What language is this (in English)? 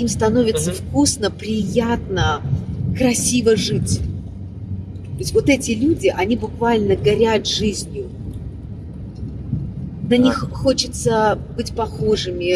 Russian